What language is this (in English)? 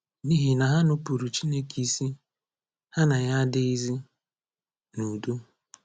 Igbo